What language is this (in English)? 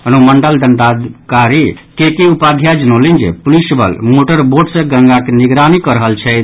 Maithili